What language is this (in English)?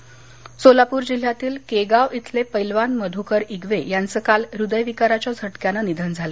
Marathi